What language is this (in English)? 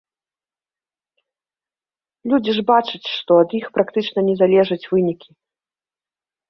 Belarusian